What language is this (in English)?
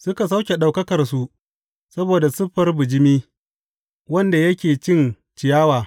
Hausa